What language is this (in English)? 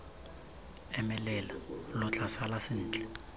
Tswana